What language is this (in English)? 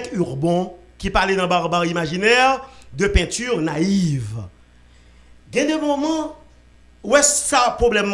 French